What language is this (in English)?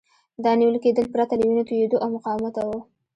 Pashto